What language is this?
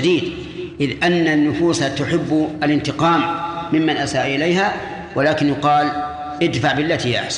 Arabic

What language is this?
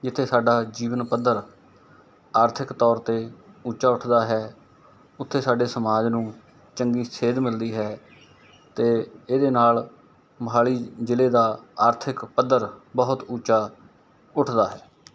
Punjabi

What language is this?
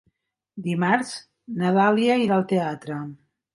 Catalan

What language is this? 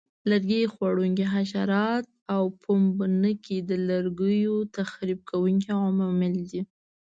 Pashto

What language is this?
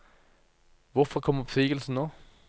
Norwegian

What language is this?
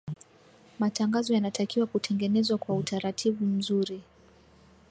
Swahili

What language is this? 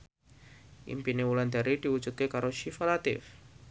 Javanese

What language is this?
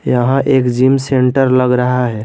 Hindi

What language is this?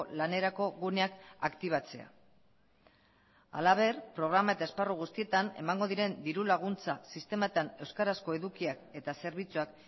Basque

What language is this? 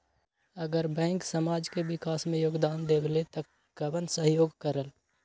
Magahi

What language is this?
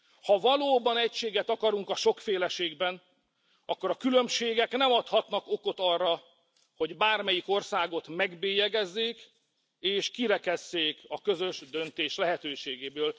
Hungarian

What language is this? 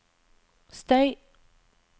Norwegian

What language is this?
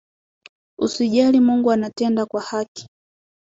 Swahili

